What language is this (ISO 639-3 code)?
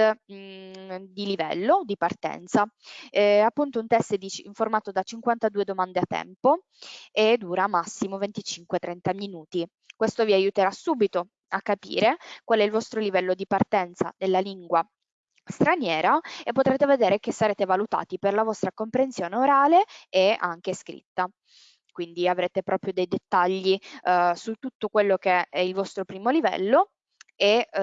ita